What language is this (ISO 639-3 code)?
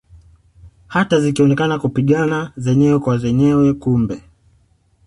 swa